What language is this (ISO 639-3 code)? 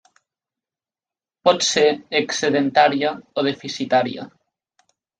cat